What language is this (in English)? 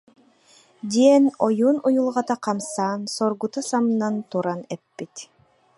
Yakut